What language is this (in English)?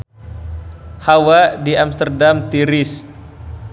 Sundanese